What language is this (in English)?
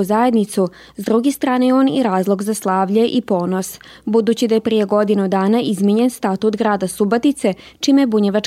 Croatian